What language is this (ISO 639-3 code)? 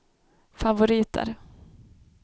swe